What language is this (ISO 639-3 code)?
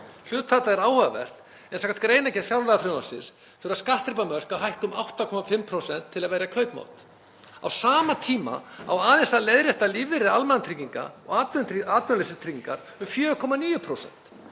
isl